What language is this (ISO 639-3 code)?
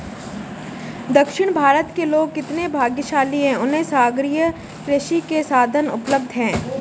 hin